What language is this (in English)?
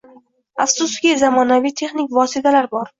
Uzbek